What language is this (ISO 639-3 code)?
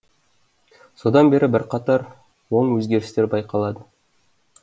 kaz